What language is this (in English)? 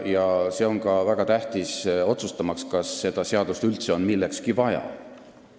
Estonian